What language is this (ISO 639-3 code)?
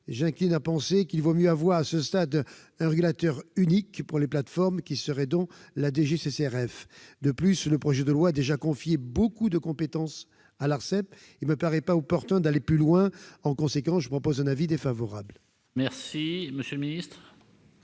fra